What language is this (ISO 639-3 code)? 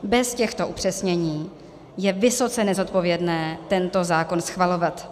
ces